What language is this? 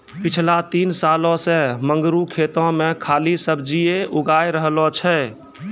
Maithili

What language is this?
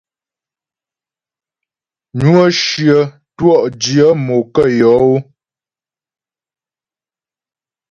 Ghomala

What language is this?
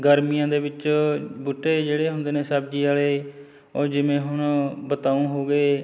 Punjabi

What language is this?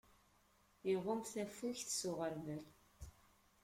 Kabyle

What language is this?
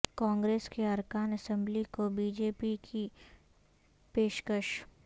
Urdu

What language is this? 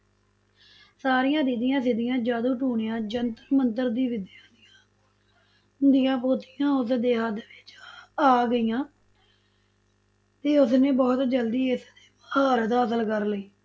Punjabi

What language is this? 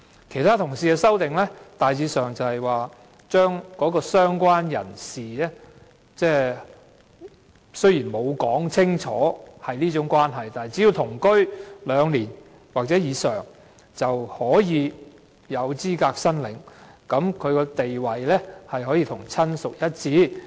Cantonese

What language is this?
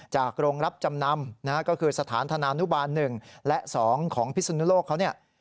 Thai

